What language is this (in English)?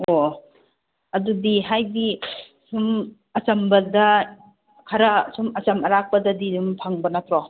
Manipuri